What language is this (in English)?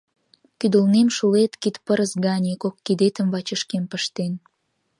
Mari